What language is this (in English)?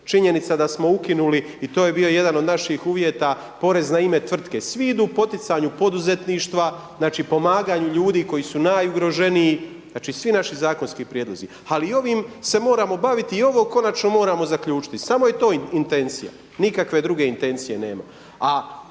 Croatian